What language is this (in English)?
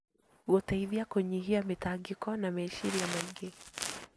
Kikuyu